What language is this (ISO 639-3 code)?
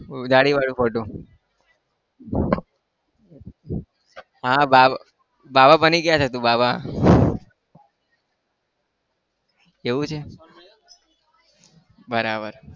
guj